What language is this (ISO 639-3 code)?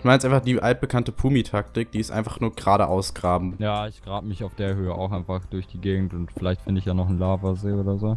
deu